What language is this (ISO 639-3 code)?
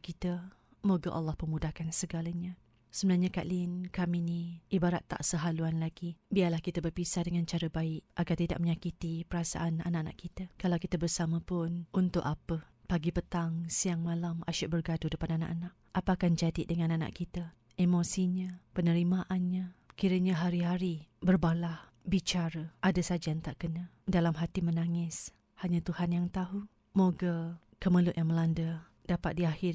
msa